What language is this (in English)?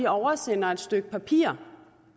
Danish